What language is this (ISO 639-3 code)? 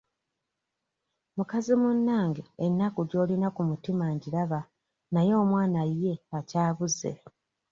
lug